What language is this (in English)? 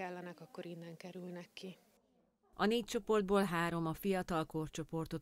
Hungarian